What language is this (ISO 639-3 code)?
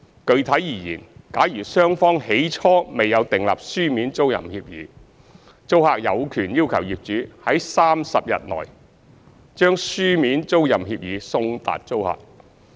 yue